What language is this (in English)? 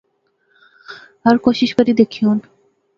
Pahari-Potwari